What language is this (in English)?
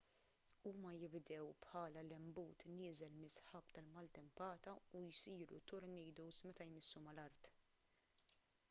Maltese